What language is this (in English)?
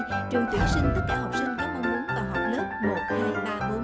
Vietnamese